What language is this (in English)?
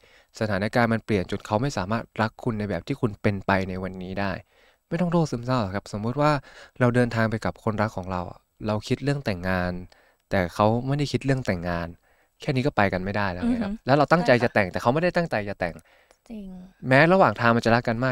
Thai